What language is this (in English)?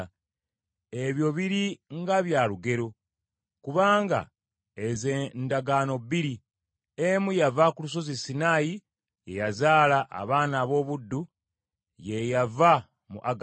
Ganda